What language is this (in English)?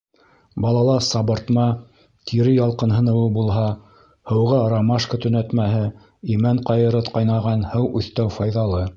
Bashkir